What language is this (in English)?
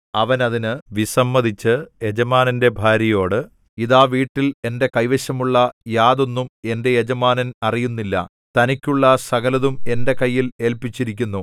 Malayalam